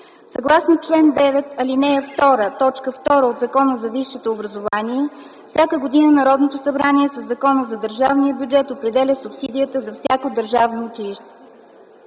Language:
Bulgarian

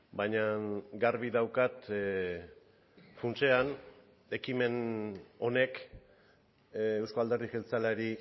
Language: Basque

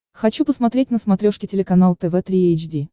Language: Russian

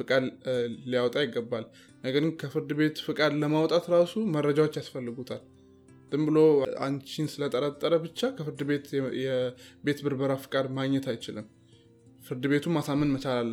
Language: Amharic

